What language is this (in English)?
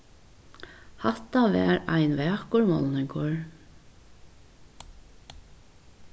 Faroese